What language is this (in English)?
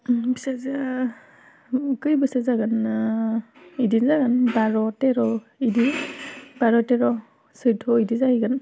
Bodo